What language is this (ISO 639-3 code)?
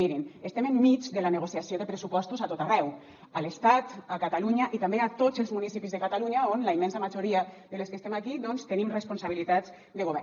cat